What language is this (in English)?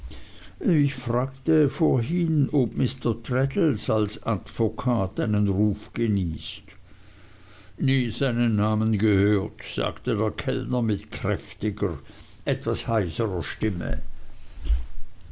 German